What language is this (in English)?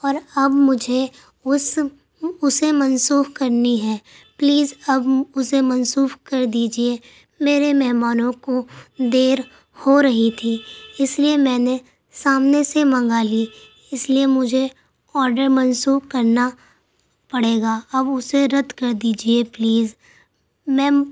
Urdu